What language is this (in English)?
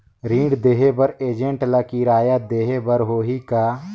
Chhattisgarhi